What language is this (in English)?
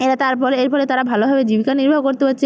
Bangla